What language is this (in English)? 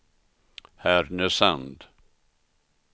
Swedish